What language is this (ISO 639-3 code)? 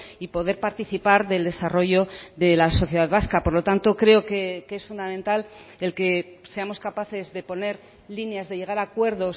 spa